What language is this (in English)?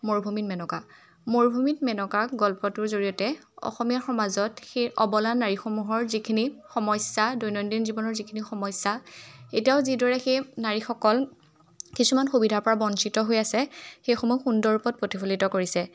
Assamese